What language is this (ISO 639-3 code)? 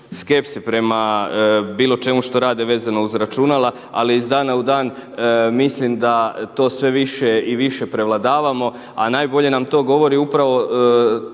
hrv